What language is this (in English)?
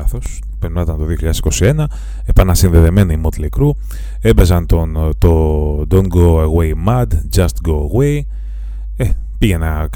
Greek